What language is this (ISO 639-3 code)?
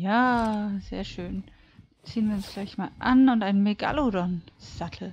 deu